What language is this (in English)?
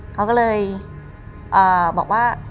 Thai